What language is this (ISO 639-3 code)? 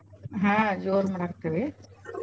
kan